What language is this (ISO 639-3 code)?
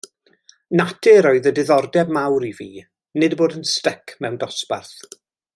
cym